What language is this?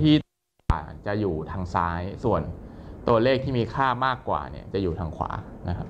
Thai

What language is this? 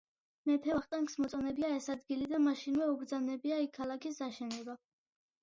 Georgian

